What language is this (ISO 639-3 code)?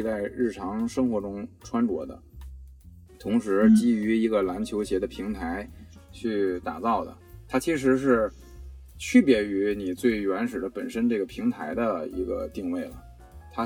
zho